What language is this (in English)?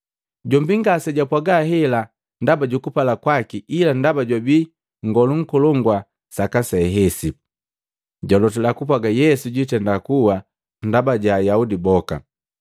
Matengo